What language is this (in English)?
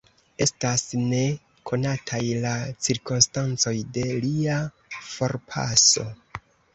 Esperanto